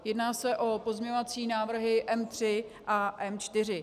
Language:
Czech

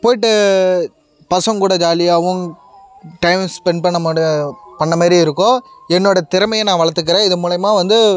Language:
Tamil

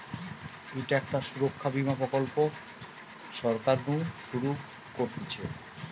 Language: Bangla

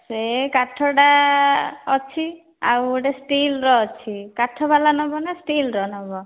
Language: Odia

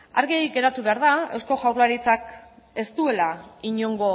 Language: Basque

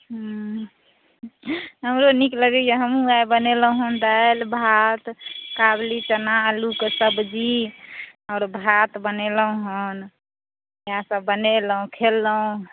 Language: Maithili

